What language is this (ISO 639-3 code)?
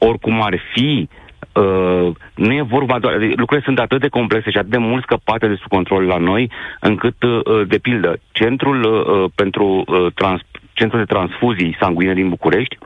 ron